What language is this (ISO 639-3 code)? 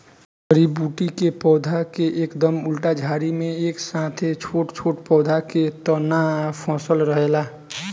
bho